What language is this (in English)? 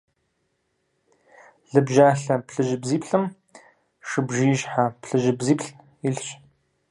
Kabardian